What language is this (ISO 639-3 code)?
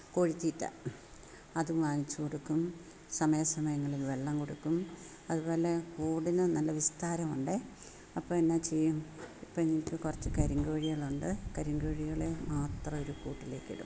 mal